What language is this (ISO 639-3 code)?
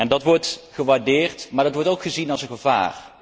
nld